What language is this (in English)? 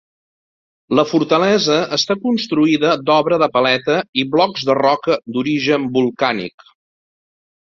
Catalan